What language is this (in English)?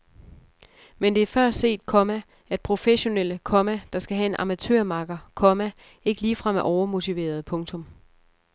Danish